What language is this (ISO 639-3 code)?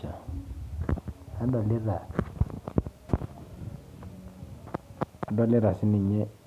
mas